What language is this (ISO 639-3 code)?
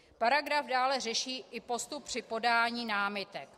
ces